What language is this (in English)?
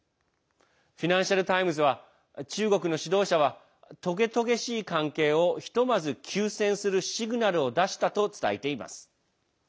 Japanese